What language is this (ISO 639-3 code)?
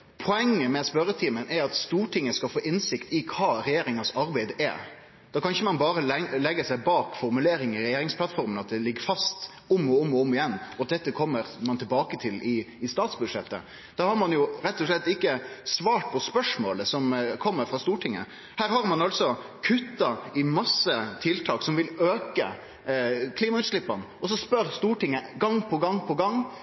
nno